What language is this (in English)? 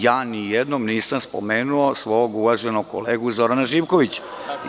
Serbian